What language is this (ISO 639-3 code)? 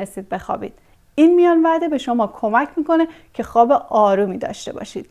fas